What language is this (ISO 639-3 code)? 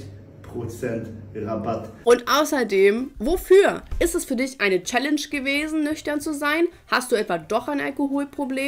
deu